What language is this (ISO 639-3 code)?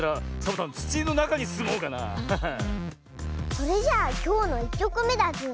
jpn